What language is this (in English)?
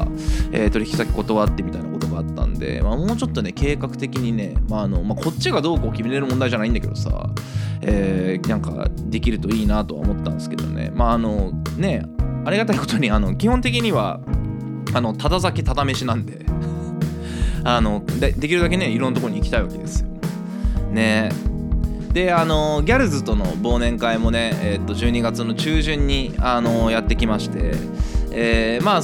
Japanese